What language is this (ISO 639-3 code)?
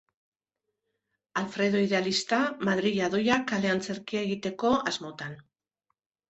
eus